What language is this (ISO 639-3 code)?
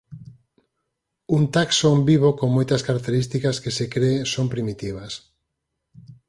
glg